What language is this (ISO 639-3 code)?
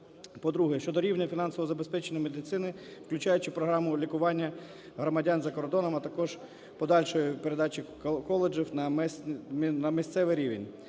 ukr